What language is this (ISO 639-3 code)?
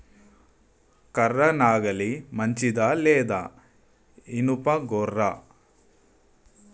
tel